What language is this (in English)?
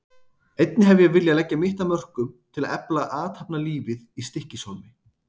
Icelandic